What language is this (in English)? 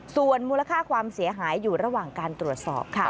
Thai